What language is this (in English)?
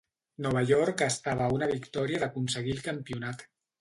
Catalan